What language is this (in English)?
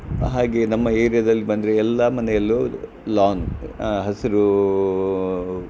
Kannada